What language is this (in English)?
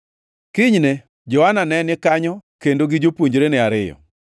Luo (Kenya and Tanzania)